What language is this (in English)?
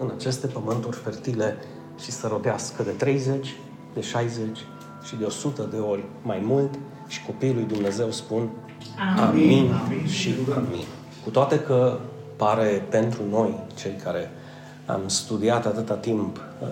Romanian